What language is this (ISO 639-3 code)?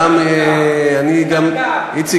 heb